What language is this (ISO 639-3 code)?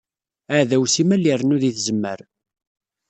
kab